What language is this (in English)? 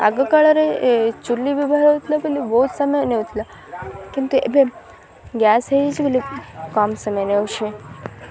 Odia